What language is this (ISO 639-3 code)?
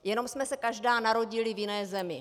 ces